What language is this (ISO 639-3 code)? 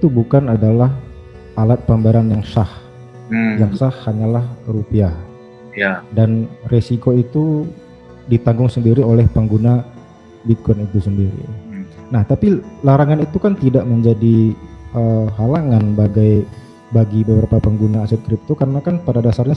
ind